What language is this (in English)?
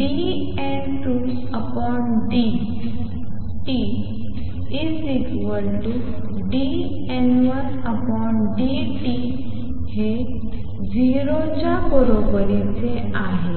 Marathi